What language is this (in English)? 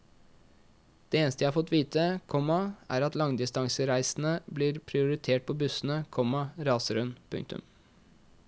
Norwegian